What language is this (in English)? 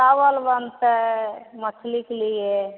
Maithili